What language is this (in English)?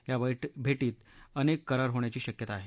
Marathi